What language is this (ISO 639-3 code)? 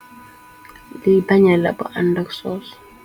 wol